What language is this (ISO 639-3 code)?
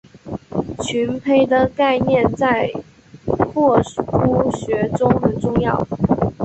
zho